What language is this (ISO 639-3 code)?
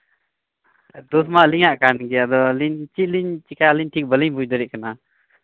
sat